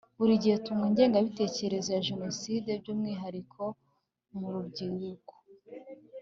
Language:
Kinyarwanda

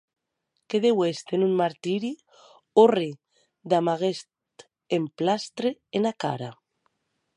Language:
Occitan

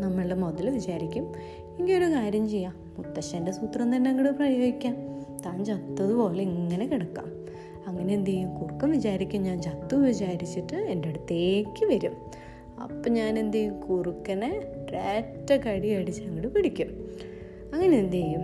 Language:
Malayalam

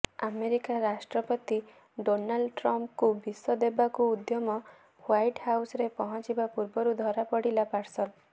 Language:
Odia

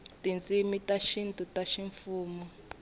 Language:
Tsonga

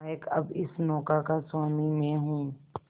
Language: Hindi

